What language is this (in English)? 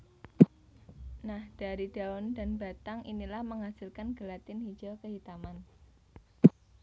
Javanese